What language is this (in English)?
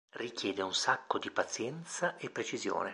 Italian